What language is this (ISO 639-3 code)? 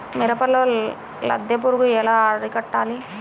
tel